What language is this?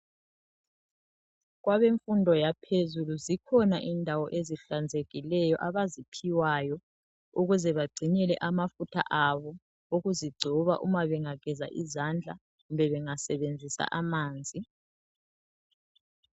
North Ndebele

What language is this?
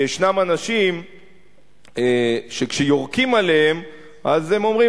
Hebrew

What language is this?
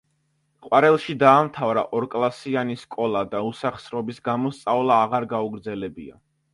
Georgian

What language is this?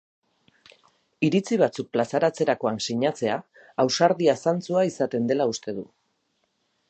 Basque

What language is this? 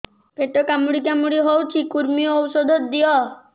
Odia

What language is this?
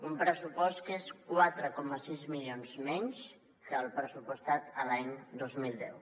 Catalan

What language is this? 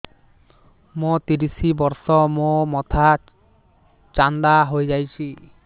Odia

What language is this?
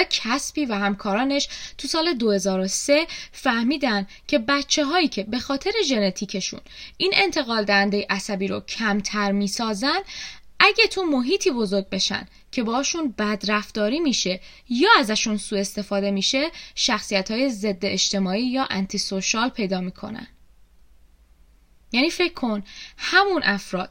Persian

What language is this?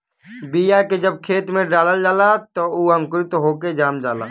Bhojpuri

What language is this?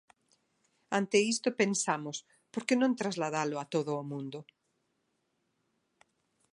Galician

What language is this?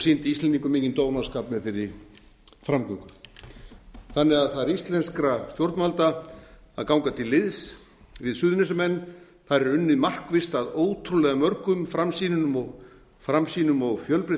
Icelandic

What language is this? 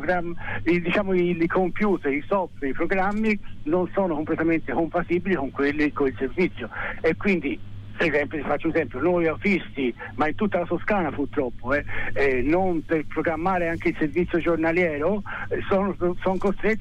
Italian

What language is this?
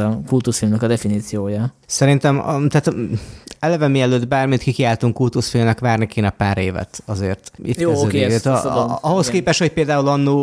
Hungarian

